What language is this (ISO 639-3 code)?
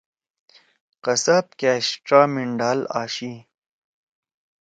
trw